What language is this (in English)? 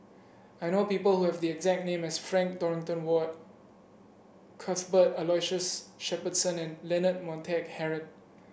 English